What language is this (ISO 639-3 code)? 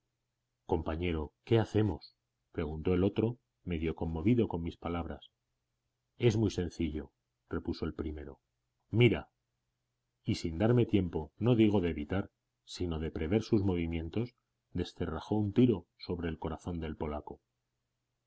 spa